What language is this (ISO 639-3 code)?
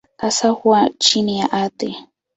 swa